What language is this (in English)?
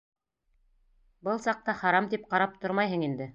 Bashkir